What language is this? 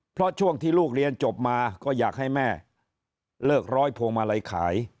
Thai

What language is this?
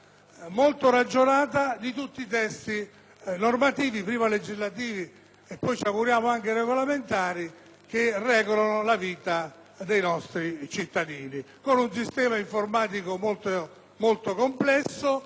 Italian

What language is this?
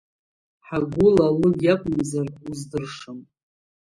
Abkhazian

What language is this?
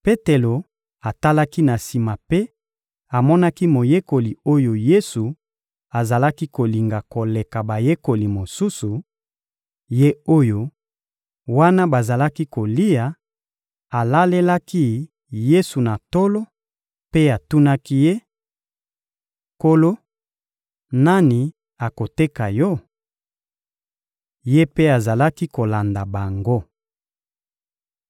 Lingala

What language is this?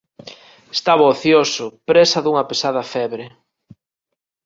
Galician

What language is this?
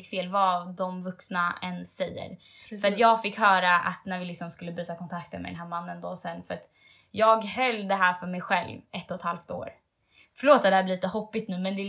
Swedish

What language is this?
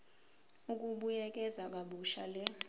Zulu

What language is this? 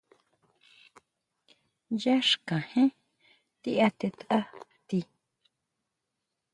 Huautla Mazatec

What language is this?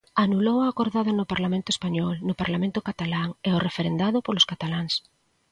Galician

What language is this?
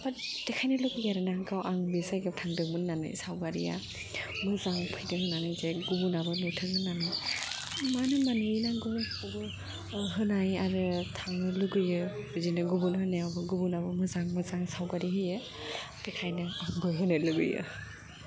Bodo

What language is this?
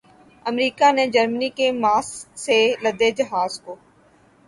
Urdu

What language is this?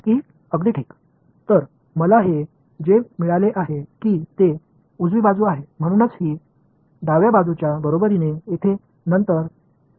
Marathi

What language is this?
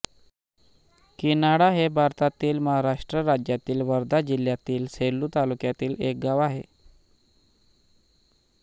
Marathi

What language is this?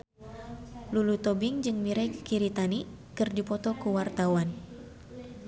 Sundanese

